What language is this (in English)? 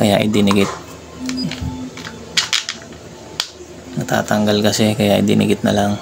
Filipino